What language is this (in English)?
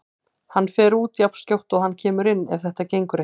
Icelandic